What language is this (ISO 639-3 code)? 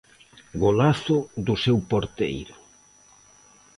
glg